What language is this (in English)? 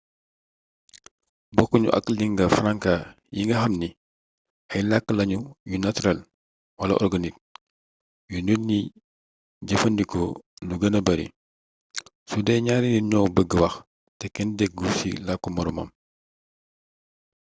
Wolof